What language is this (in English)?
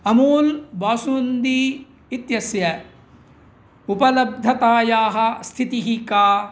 Sanskrit